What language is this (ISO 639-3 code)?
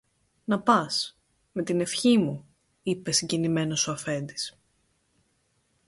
ell